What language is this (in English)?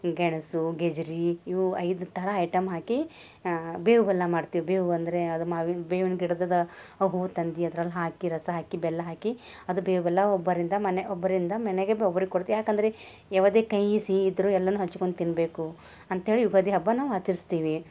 Kannada